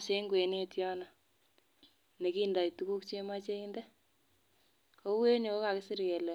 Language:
Kalenjin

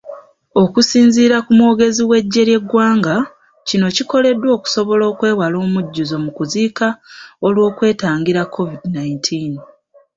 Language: Ganda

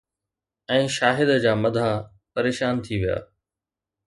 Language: Sindhi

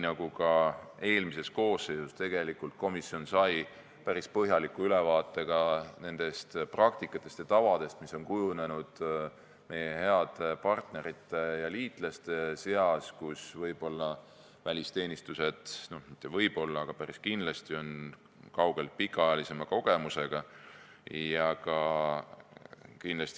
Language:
Estonian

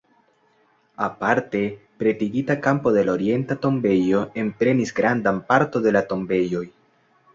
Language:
Esperanto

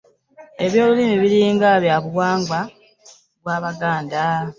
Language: Ganda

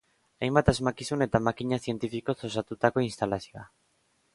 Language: Basque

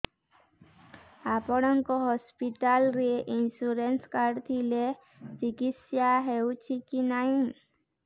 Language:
Odia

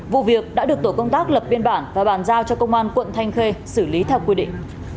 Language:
Vietnamese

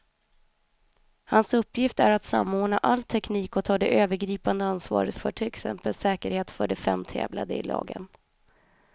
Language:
Swedish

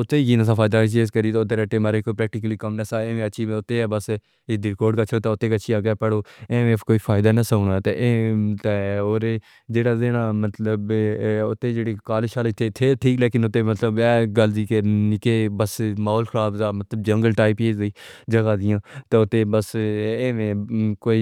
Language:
Pahari-Potwari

